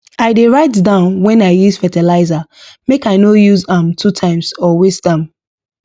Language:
Nigerian Pidgin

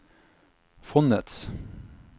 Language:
Norwegian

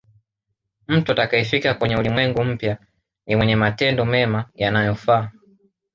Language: Swahili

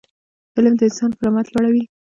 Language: Pashto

